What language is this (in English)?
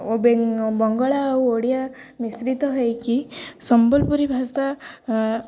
Odia